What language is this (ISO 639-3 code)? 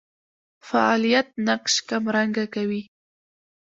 pus